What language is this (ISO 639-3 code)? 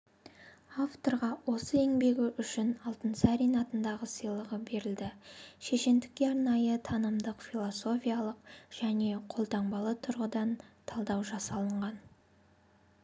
kaz